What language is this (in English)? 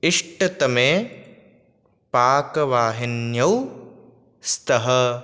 Sanskrit